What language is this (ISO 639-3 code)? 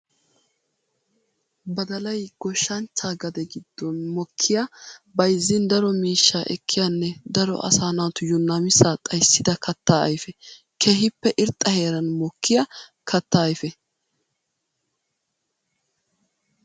wal